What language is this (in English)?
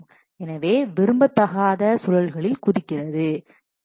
Tamil